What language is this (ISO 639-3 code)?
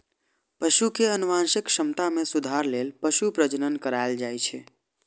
mai